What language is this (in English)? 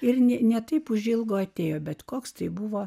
Lithuanian